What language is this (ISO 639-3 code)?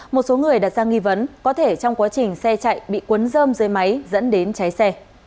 vie